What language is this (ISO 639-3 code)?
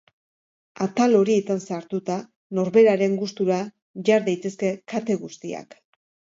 eus